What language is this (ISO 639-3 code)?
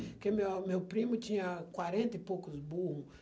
por